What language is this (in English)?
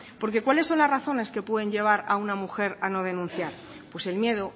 Spanish